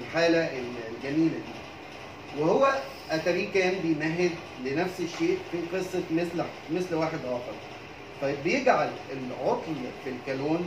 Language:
Arabic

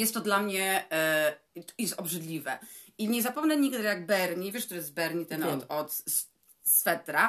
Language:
Polish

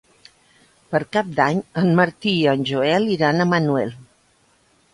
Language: Catalan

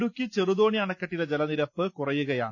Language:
Malayalam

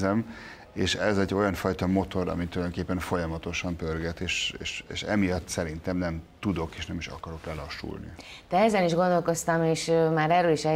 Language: Hungarian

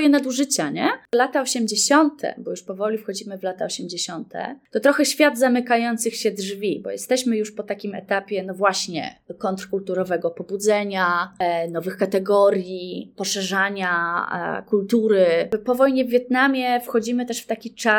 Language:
Polish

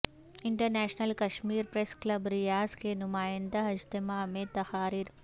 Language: Urdu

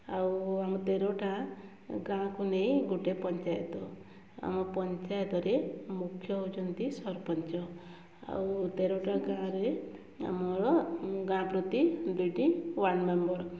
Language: Odia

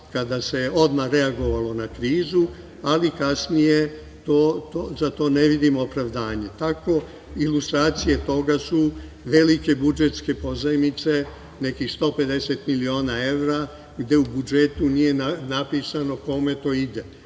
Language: Serbian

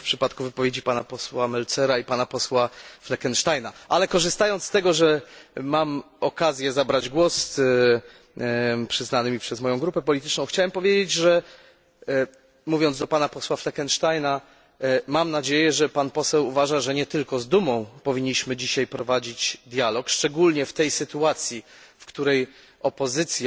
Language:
Polish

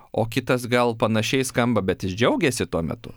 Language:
Lithuanian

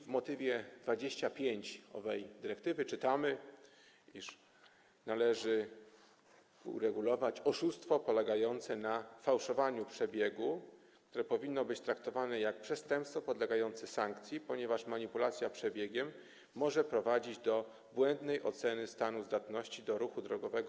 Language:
Polish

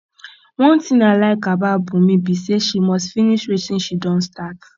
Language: Nigerian Pidgin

